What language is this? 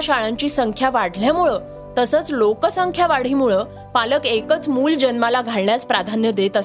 Marathi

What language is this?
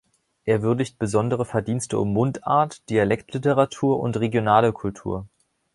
German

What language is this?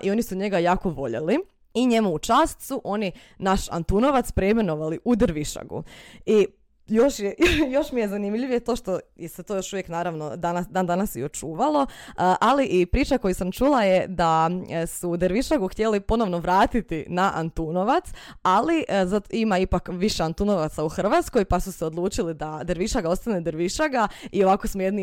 Croatian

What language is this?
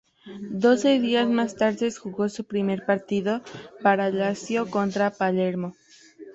Spanish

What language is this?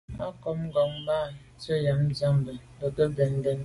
Medumba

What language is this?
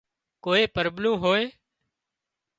Wadiyara Koli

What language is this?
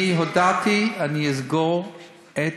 Hebrew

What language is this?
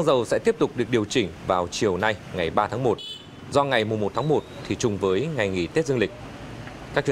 Vietnamese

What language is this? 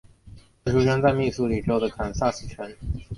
Chinese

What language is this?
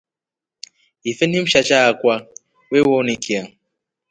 Rombo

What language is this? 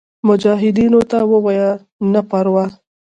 Pashto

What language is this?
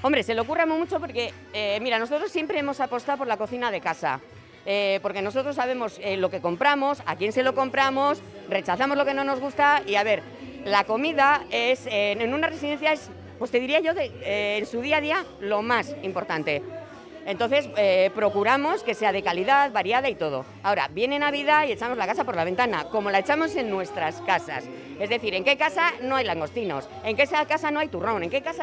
Spanish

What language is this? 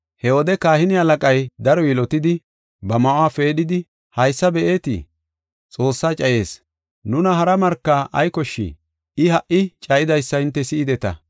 Gofa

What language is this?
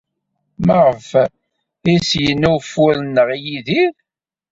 Kabyle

